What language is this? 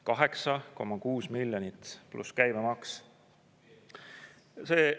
Estonian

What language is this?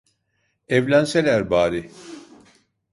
Turkish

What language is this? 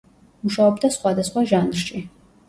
Georgian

